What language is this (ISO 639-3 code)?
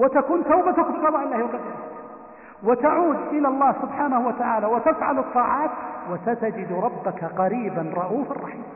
ara